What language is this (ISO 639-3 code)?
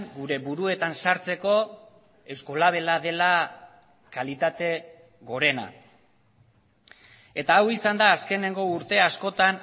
eus